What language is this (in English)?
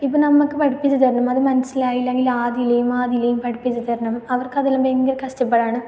Malayalam